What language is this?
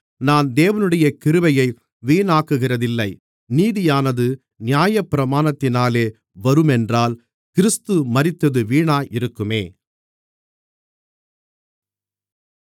Tamil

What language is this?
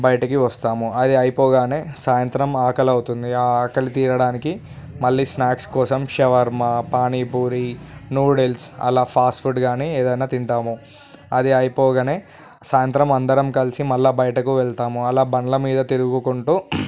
Telugu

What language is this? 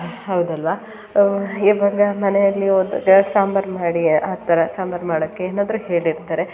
Kannada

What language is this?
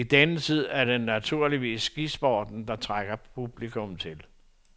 Danish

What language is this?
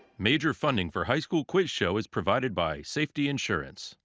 English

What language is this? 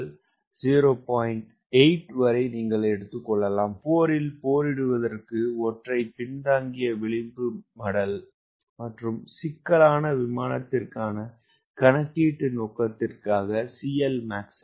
Tamil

